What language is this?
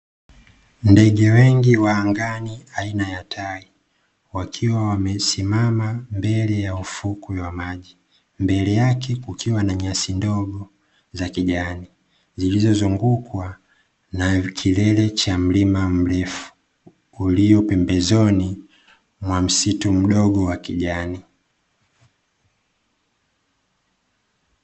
Swahili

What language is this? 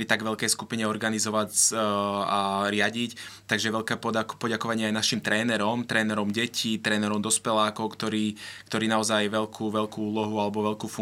Slovak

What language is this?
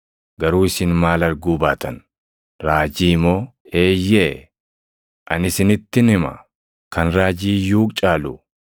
Oromo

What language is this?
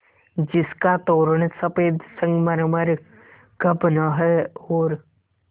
Hindi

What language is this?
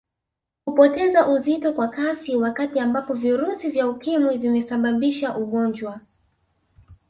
Swahili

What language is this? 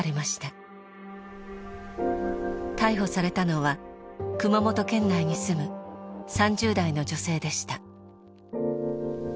Japanese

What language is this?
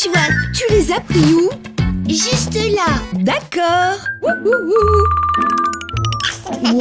French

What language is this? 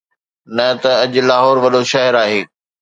Sindhi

